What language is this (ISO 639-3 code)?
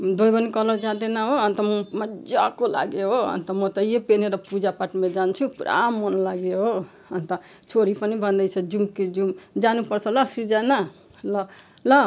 nep